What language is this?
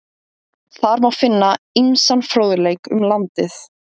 Icelandic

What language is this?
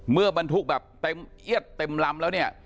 Thai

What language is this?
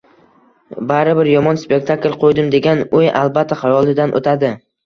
Uzbek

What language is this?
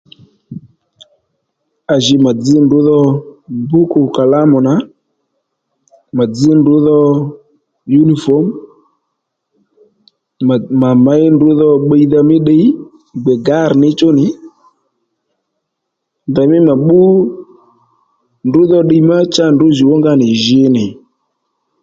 Lendu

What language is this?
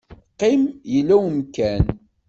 Kabyle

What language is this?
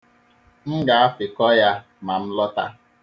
Igbo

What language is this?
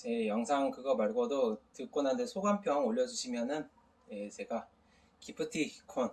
Korean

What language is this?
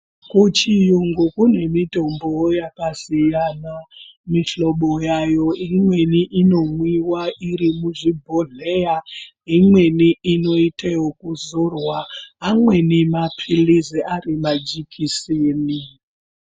Ndau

